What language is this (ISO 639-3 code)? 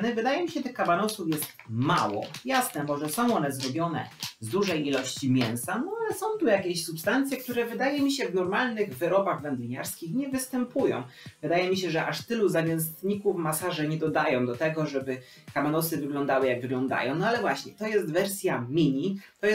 pol